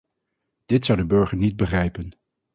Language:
Dutch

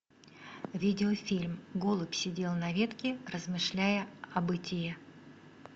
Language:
Russian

